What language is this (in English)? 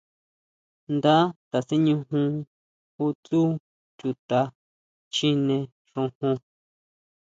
Huautla Mazatec